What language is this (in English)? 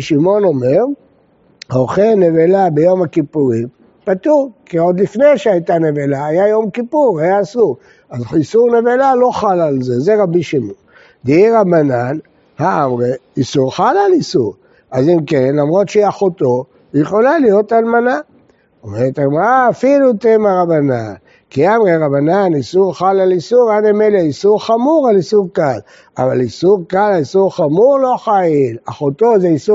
Hebrew